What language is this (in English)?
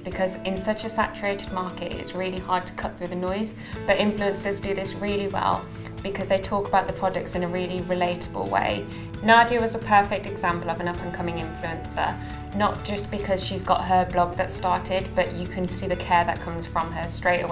English